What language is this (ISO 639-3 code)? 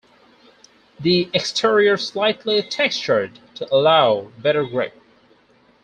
eng